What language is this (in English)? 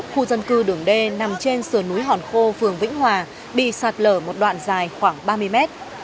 Vietnamese